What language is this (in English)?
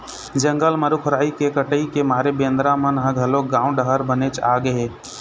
Chhattisgarhi